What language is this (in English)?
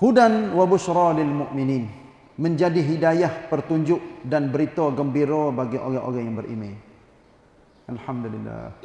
Malay